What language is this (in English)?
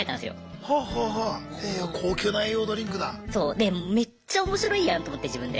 Japanese